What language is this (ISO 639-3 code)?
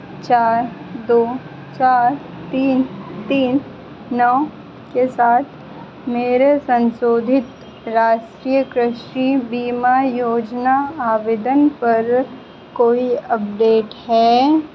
hin